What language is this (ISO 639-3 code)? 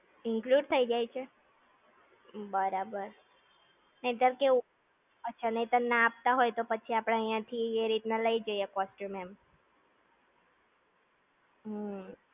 guj